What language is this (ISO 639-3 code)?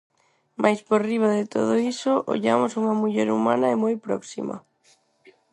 glg